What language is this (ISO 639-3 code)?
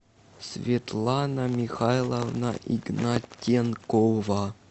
rus